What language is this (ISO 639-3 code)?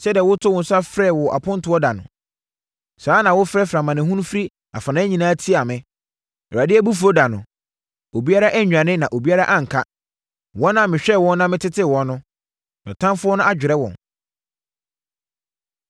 aka